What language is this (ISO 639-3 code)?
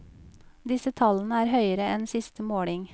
nor